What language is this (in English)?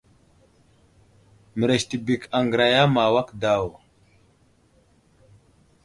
Wuzlam